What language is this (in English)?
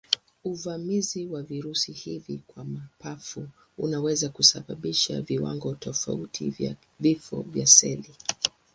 Swahili